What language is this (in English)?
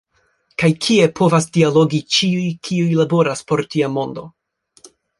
Esperanto